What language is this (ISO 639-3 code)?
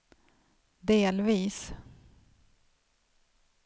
swe